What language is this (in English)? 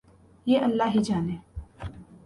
Urdu